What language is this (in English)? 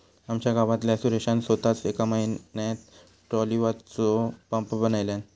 Marathi